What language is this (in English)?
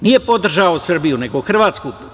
Serbian